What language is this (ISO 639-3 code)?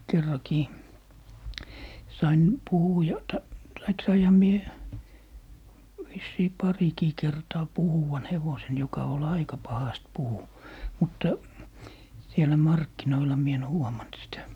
fin